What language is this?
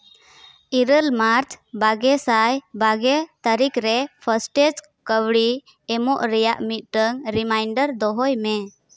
Santali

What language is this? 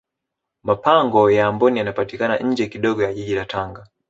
Swahili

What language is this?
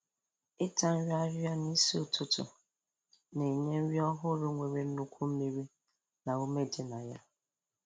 Igbo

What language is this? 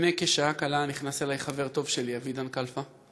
Hebrew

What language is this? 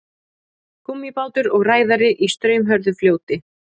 Icelandic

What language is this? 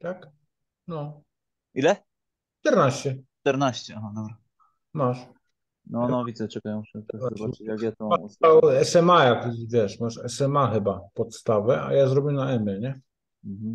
Polish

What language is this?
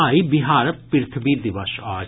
Maithili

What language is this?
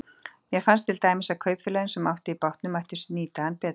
Icelandic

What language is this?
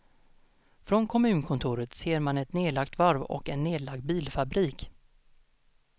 Swedish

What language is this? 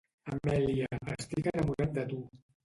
Catalan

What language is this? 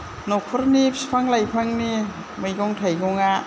Bodo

